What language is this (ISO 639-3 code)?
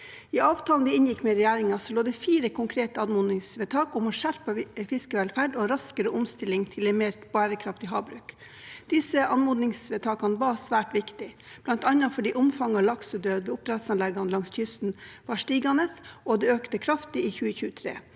nor